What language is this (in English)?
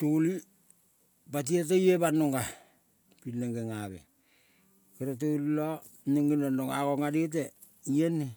Kol (Papua New Guinea)